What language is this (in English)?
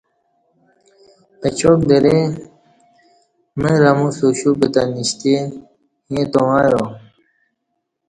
Kati